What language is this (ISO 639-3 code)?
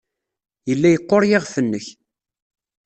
kab